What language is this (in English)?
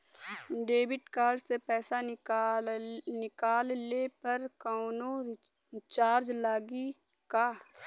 Bhojpuri